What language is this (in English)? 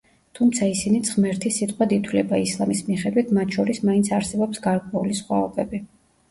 Georgian